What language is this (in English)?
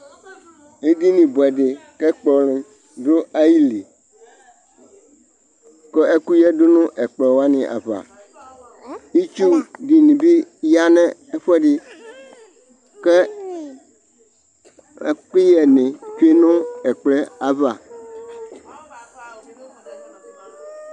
Ikposo